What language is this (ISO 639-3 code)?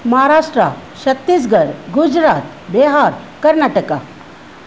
snd